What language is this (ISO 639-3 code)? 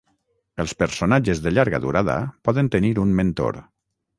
cat